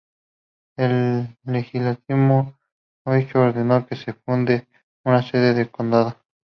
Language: Spanish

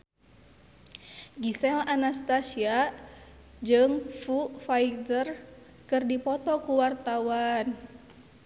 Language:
Sundanese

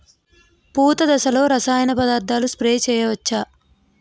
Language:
Telugu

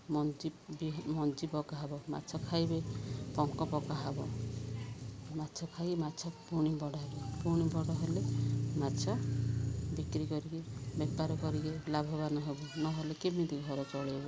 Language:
Odia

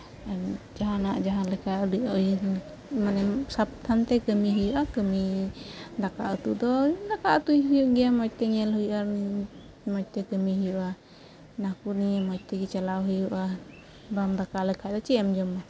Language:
Santali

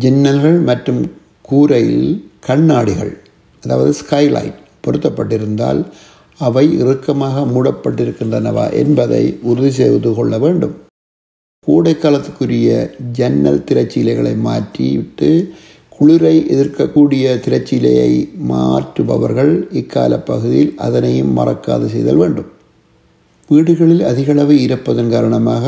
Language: Tamil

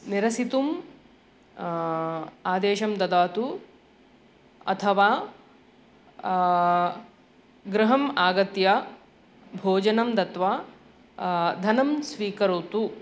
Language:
Sanskrit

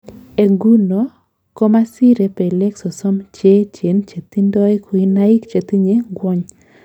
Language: Kalenjin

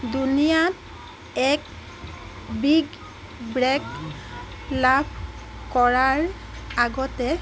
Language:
Assamese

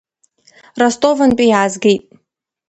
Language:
Abkhazian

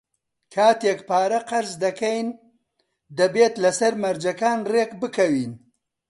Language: Central Kurdish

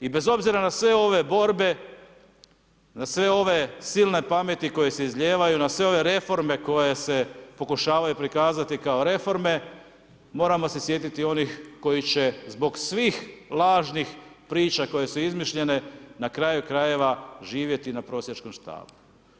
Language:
Croatian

